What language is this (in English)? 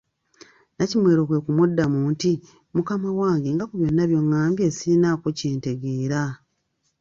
Ganda